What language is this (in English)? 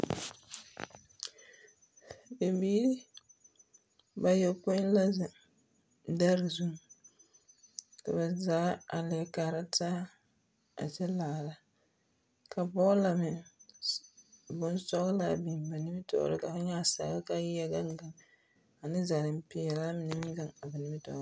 Southern Dagaare